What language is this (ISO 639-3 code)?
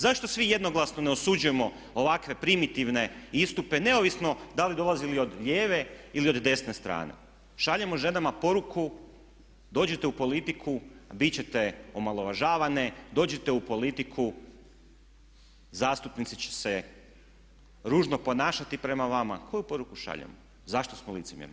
hrv